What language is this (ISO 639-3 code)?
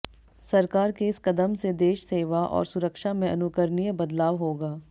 hin